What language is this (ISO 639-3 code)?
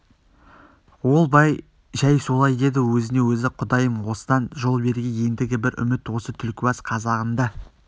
kaz